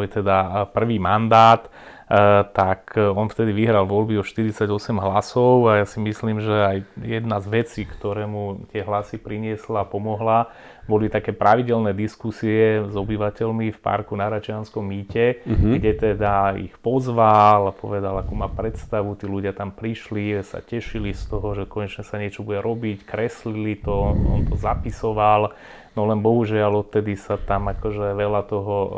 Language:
Slovak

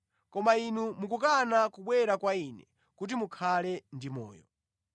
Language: Nyanja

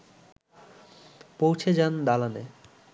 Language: Bangla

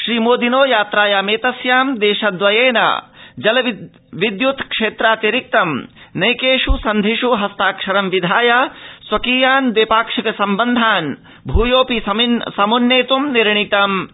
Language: Sanskrit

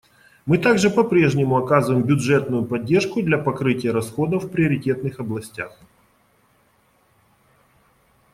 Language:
Russian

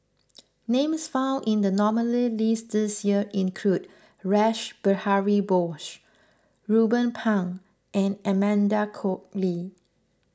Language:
English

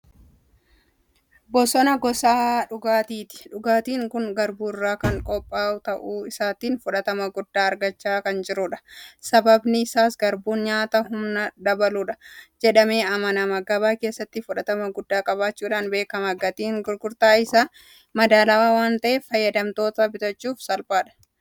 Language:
Oromo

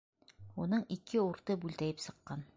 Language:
Bashkir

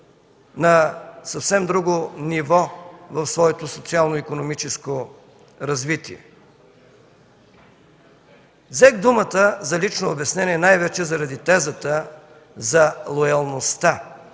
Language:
Bulgarian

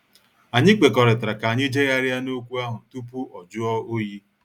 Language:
Igbo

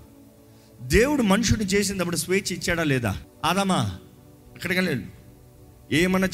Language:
Telugu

